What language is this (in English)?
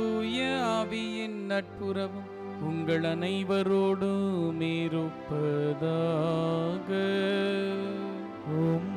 Hindi